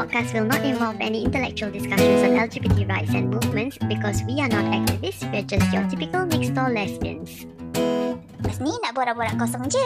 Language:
Malay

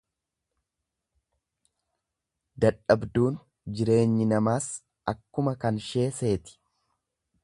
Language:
Oromo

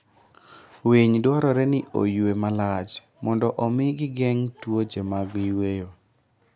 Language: Luo (Kenya and Tanzania)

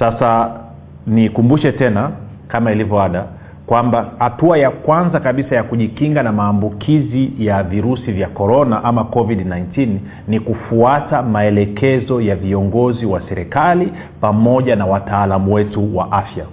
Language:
Swahili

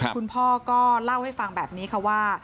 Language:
Thai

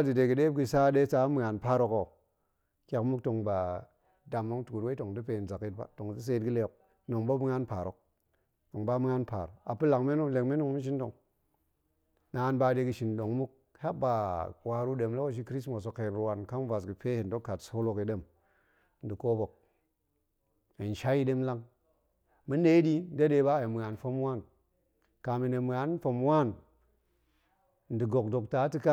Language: Goemai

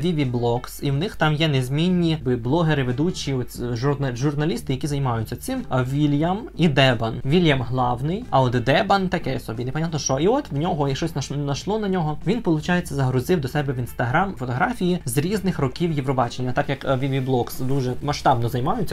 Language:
Ukrainian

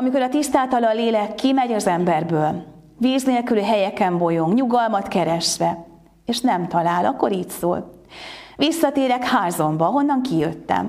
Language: Hungarian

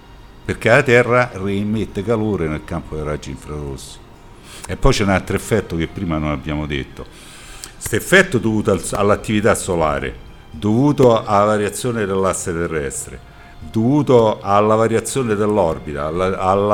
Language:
Italian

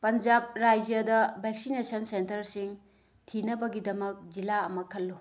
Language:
Manipuri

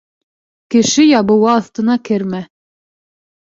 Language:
Bashkir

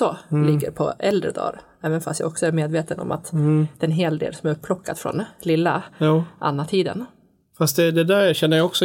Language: Swedish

